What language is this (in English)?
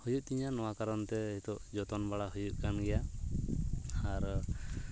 Santali